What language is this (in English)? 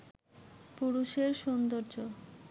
Bangla